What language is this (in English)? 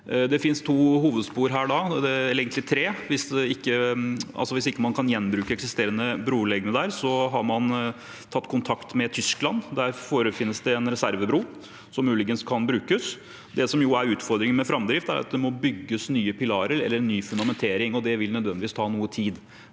Norwegian